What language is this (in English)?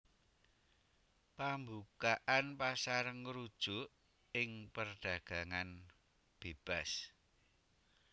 Javanese